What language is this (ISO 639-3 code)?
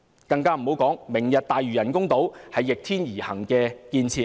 yue